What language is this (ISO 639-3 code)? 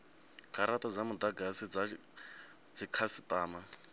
ven